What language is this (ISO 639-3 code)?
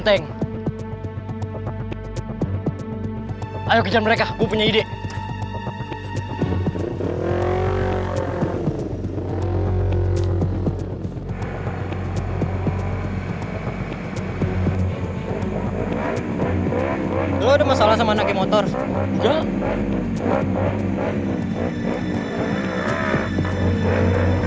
ind